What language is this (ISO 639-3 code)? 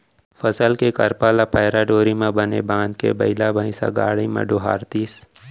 hne